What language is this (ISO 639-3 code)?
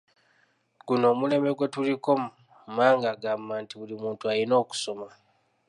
lug